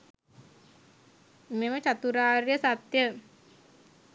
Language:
Sinhala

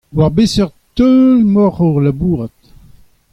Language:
Breton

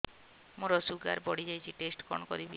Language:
Odia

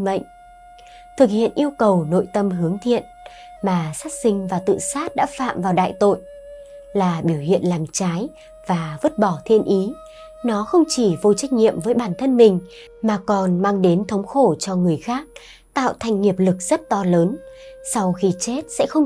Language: Vietnamese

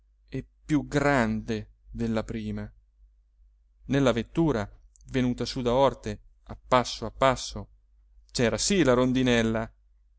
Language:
Italian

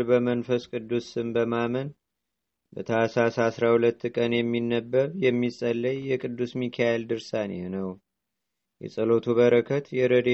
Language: Amharic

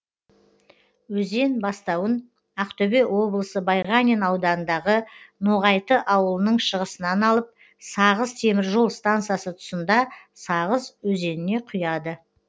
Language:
Kazakh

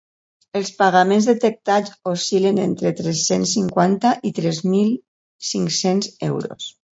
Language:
Catalan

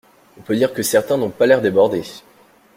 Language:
French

